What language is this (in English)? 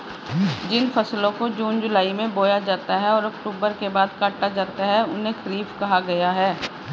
Hindi